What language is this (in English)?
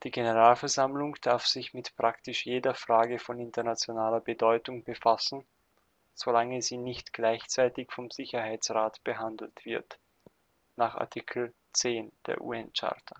German